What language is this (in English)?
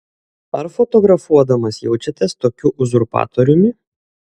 Lithuanian